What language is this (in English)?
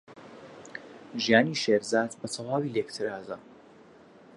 Central Kurdish